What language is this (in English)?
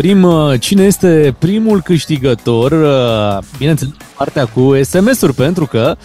Romanian